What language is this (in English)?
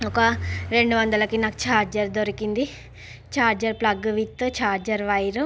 Telugu